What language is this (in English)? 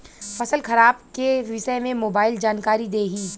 Bhojpuri